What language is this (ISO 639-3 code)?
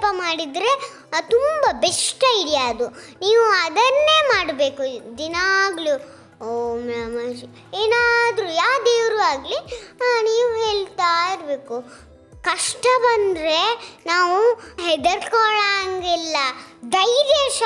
kan